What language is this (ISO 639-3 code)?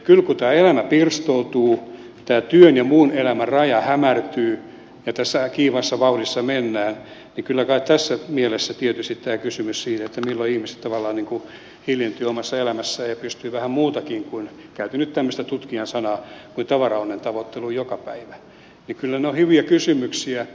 fin